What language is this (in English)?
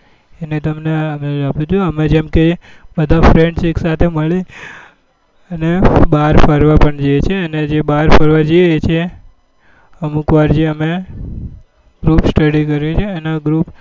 Gujarati